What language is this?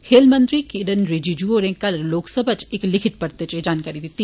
Dogri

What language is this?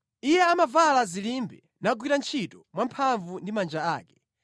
Nyanja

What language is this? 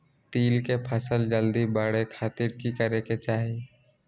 Magahi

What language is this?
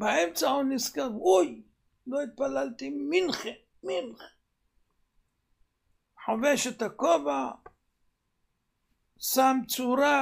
Hebrew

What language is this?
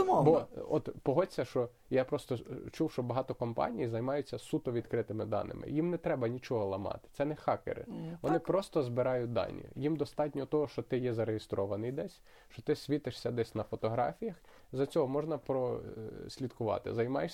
Ukrainian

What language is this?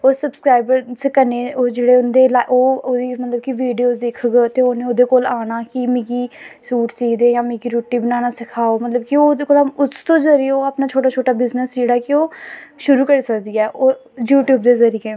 Dogri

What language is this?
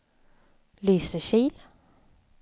Swedish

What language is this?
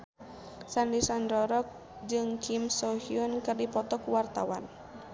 Sundanese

